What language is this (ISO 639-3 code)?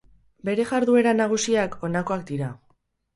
eus